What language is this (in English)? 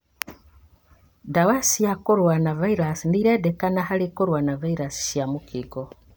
Kikuyu